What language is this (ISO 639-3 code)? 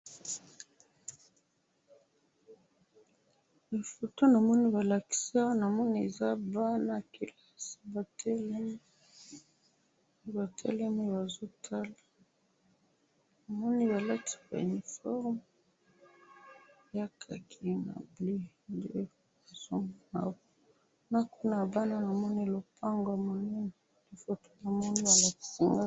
lin